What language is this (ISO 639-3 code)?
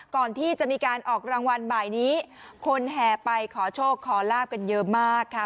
tha